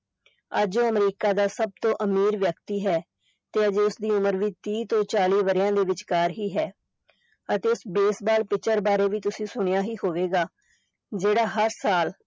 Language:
Punjabi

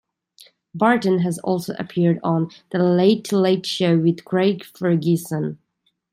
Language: English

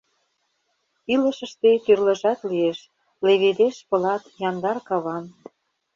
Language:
Mari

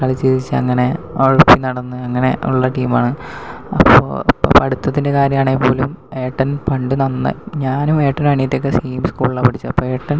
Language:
Malayalam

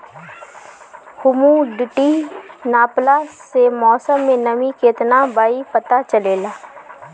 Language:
Bhojpuri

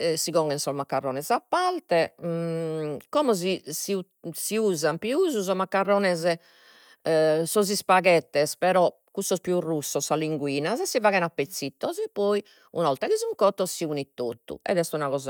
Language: Sardinian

